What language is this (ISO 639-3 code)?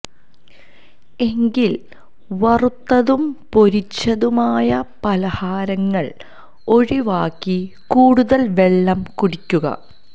mal